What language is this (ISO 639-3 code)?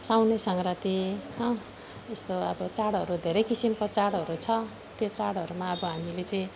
nep